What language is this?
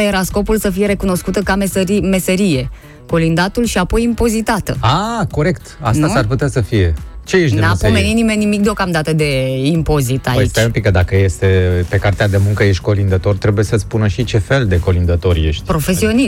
Romanian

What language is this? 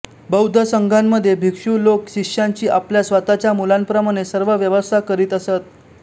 Marathi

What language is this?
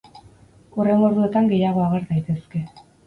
Basque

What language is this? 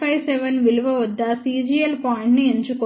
Telugu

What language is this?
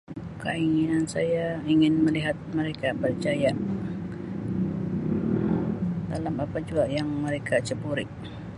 Sabah Malay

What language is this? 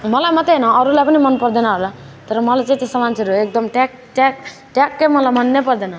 Nepali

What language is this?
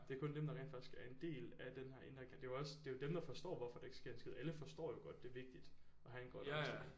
Danish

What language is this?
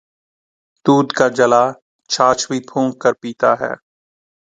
Urdu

